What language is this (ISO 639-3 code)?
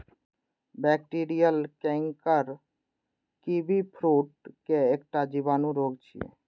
mai